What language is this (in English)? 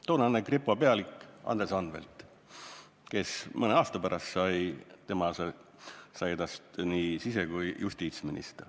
Estonian